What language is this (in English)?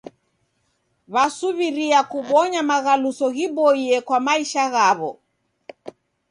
Taita